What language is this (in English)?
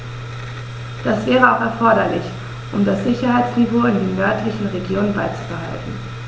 German